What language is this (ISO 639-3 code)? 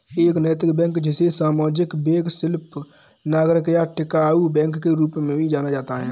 hin